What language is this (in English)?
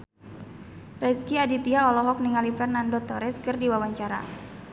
Sundanese